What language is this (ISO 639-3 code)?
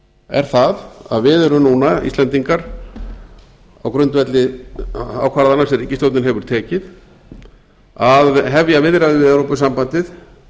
isl